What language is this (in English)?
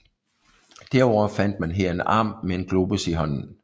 Danish